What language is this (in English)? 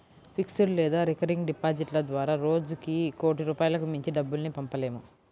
Telugu